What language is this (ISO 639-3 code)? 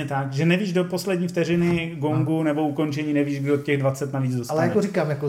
ces